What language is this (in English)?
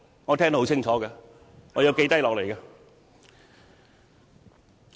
Cantonese